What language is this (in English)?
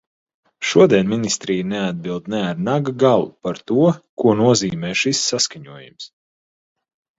Latvian